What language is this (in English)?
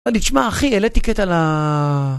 Hebrew